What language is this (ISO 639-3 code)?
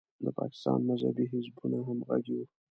pus